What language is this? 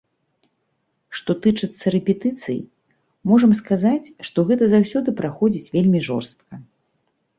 Belarusian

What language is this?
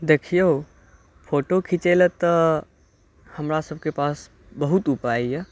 Maithili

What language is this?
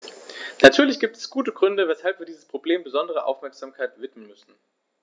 German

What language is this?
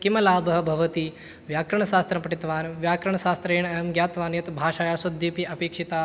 Sanskrit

